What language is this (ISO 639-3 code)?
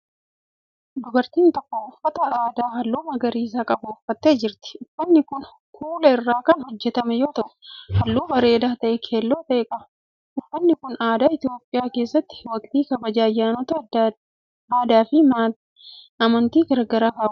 orm